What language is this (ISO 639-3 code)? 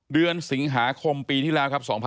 tha